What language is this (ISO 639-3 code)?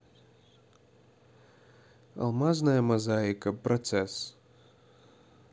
rus